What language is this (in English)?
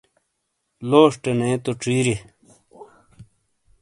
Shina